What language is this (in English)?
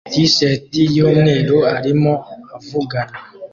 Kinyarwanda